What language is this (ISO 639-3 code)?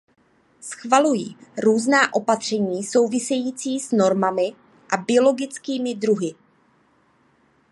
ces